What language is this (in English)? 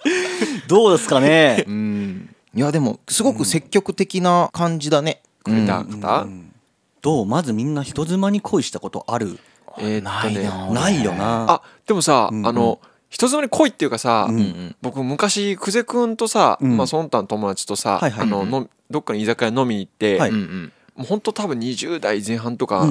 Japanese